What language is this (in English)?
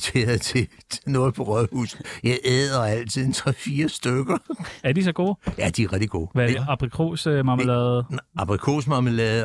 Danish